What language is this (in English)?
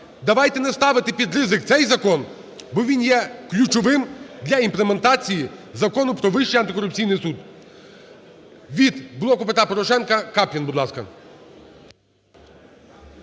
Ukrainian